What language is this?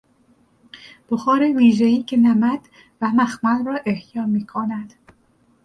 Persian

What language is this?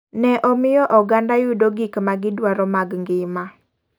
Luo (Kenya and Tanzania)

